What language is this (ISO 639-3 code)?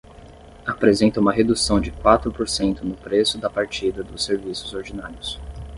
por